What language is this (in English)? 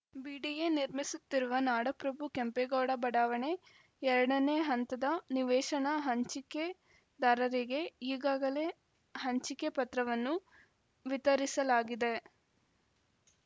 Kannada